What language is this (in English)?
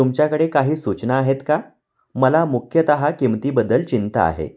Marathi